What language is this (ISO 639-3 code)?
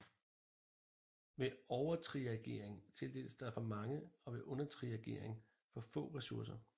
dan